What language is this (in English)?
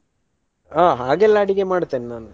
Kannada